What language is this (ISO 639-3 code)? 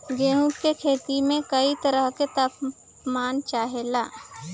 bho